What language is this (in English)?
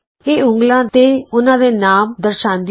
Punjabi